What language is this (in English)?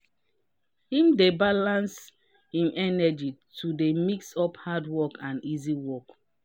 Nigerian Pidgin